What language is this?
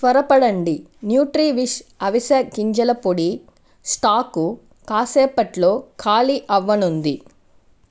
Telugu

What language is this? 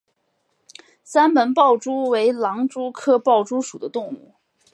Chinese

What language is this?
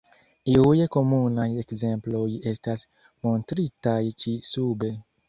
Esperanto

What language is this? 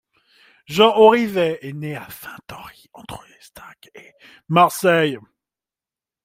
French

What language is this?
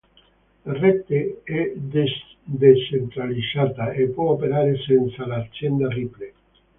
Italian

